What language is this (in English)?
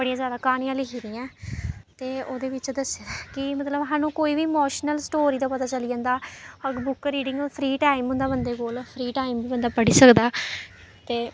Dogri